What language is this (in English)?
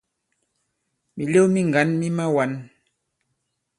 Bankon